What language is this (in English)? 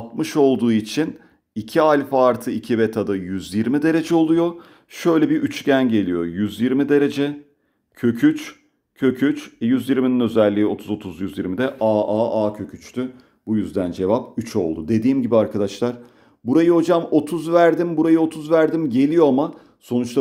Turkish